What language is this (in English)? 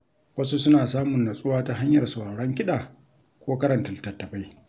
Hausa